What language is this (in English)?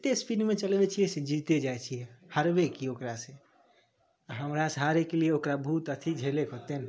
Maithili